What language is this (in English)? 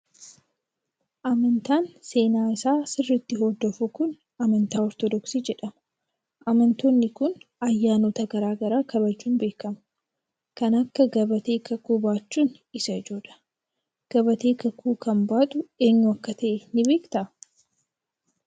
Oromo